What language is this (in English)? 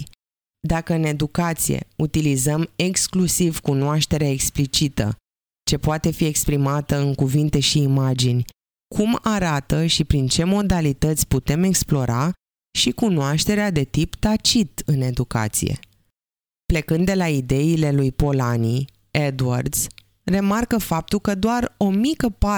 Romanian